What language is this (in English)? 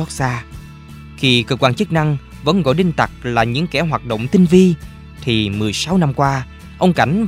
Vietnamese